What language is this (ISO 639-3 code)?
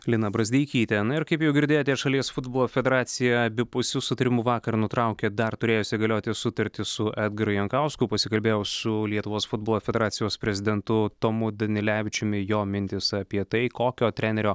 lit